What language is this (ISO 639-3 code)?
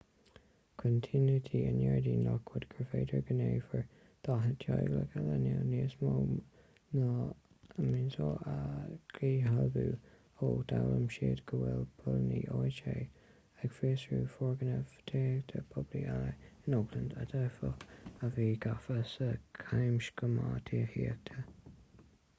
gle